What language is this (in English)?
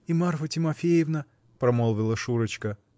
Russian